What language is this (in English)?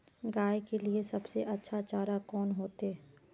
Magahi